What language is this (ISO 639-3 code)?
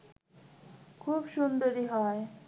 ben